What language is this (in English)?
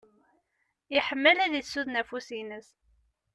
Kabyle